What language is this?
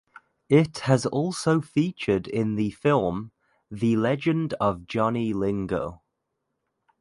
English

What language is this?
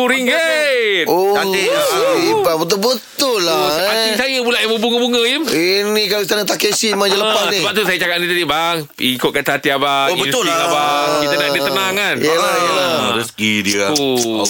Malay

